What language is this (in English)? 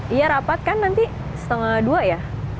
Indonesian